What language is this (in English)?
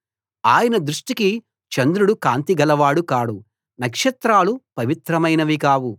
Telugu